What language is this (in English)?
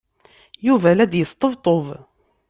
Kabyle